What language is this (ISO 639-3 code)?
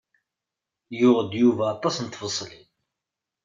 kab